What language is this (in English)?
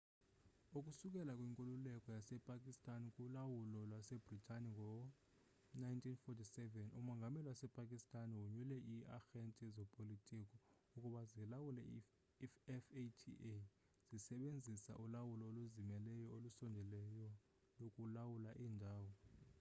Xhosa